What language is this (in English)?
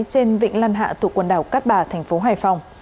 Vietnamese